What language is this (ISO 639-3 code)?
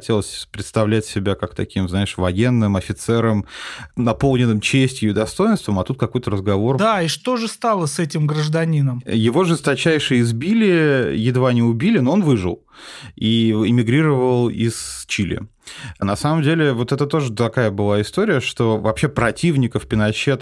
rus